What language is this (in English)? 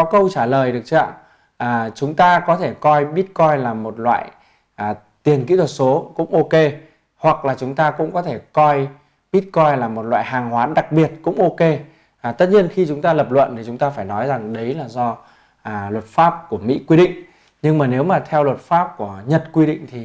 Vietnamese